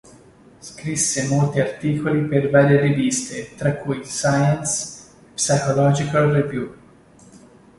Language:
Italian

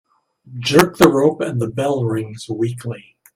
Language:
English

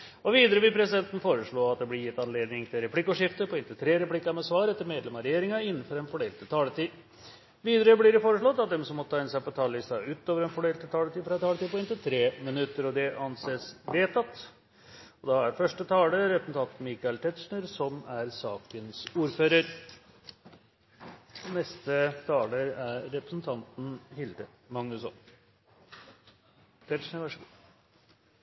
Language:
Norwegian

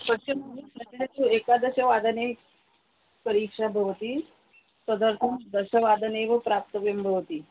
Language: Sanskrit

